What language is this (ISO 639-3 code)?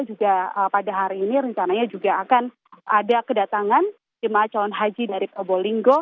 ind